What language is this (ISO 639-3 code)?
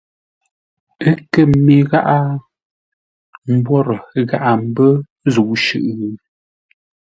nla